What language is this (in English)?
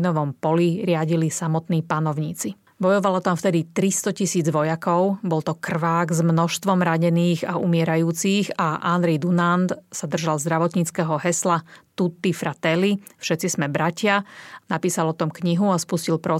Slovak